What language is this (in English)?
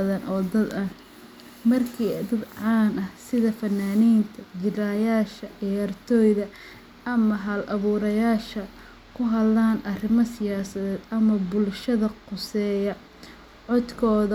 Somali